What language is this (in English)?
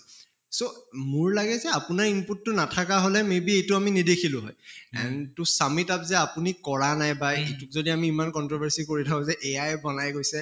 Assamese